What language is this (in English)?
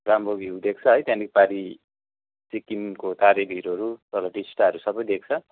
Nepali